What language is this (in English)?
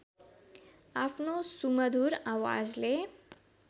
Nepali